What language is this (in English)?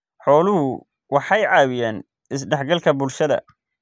Somali